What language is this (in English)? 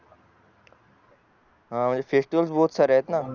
Marathi